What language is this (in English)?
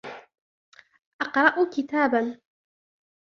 Arabic